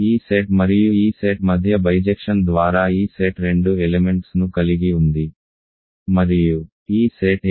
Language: Telugu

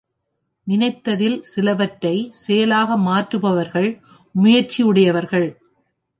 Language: Tamil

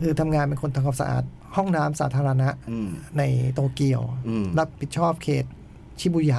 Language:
Thai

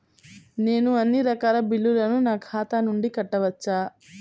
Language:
Telugu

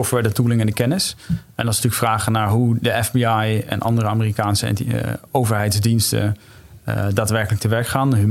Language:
Dutch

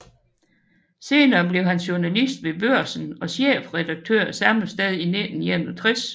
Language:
Danish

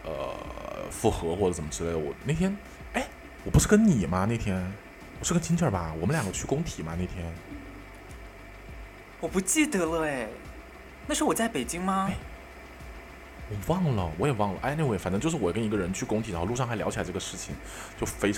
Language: Chinese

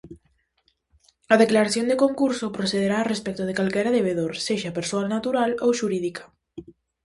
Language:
Galician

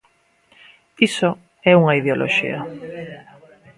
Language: Galician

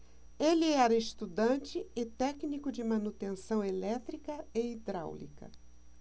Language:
Portuguese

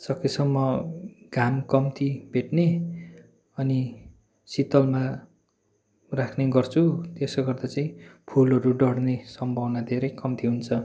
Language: Nepali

